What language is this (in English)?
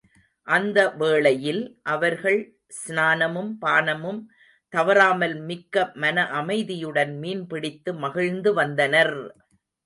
Tamil